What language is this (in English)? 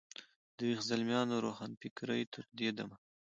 Pashto